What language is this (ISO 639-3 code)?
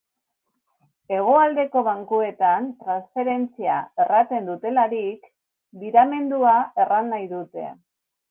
eus